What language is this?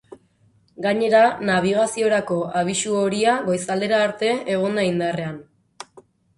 Basque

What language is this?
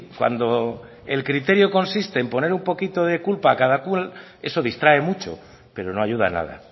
Spanish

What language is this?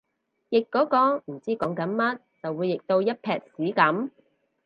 Cantonese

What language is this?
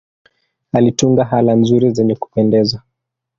Swahili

